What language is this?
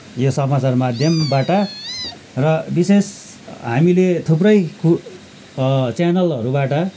Nepali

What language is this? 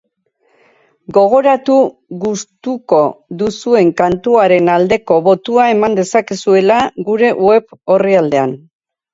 Basque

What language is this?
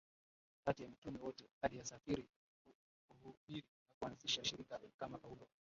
Swahili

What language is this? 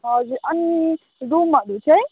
Nepali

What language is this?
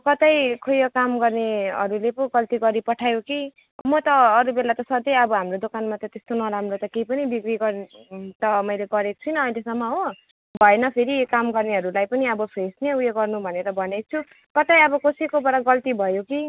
Nepali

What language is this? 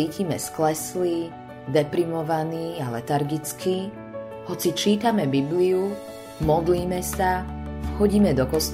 Slovak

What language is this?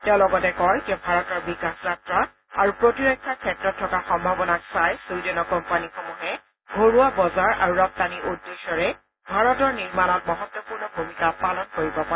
Assamese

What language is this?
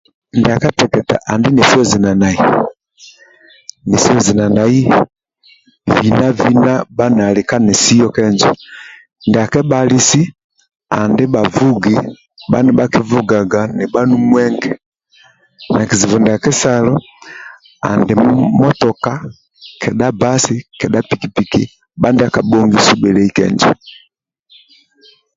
Amba (Uganda)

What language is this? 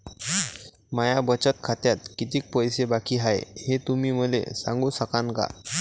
Marathi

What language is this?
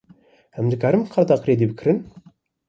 Kurdish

